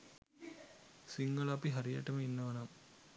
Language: Sinhala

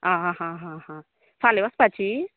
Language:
Konkani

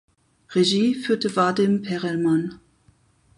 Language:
German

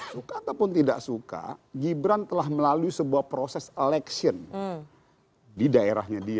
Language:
Indonesian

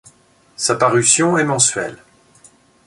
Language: French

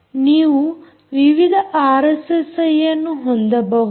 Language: Kannada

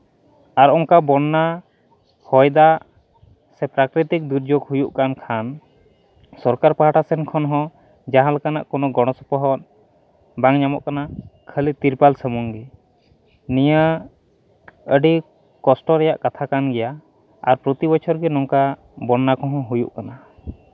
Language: Santali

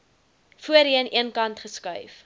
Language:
Afrikaans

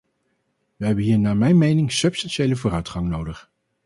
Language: Dutch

